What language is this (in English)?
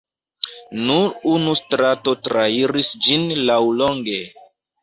Esperanto